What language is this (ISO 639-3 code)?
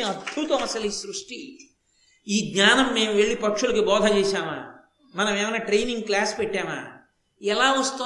tel